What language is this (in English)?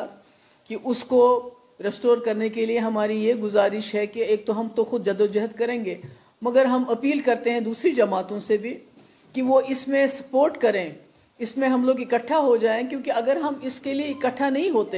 Urdu